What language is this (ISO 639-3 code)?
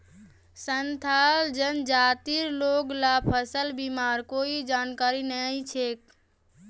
mag